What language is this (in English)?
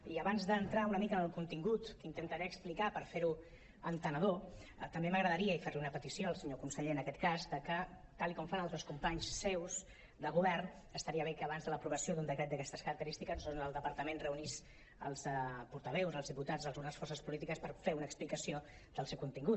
Catalan